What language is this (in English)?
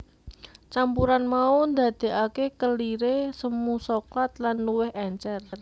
Javanese